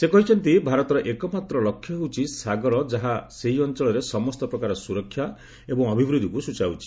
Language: Odia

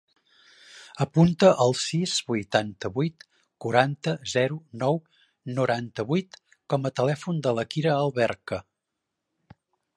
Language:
Catalan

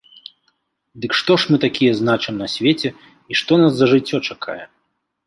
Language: Belarusian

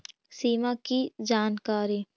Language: Magahi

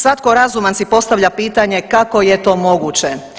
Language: Croatian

